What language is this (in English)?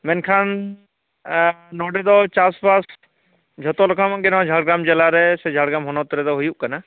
Santali